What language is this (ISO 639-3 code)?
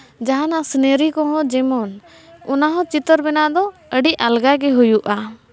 sat